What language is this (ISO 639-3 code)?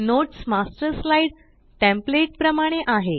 mar